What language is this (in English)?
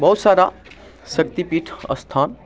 Maithili